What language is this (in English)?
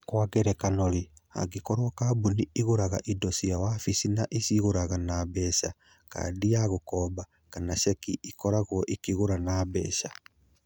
Kikuyu